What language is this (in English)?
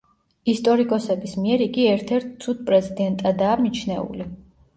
Georgian